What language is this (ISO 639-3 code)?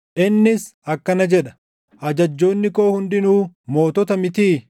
orm